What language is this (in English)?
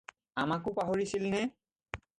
Assamese